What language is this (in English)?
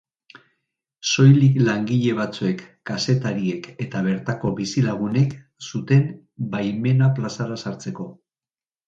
Basque